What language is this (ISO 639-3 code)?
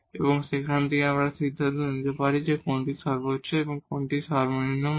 ben